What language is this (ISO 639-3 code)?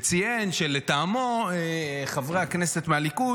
heb